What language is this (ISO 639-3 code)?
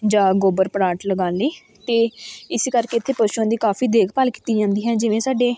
pan